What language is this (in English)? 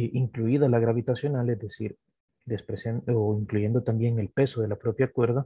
Spanish